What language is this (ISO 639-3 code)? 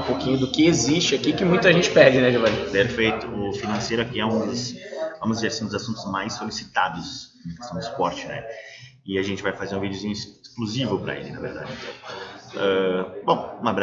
por